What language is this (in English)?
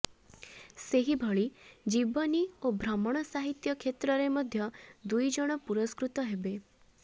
Odia